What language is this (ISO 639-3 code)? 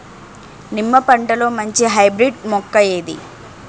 tel